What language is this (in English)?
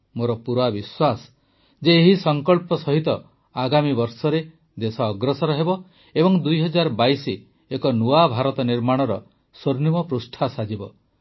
Odia